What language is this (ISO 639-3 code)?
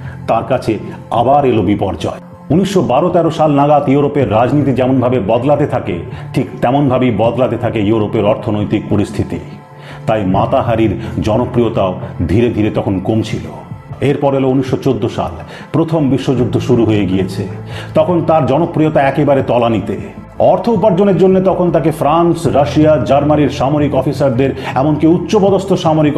ben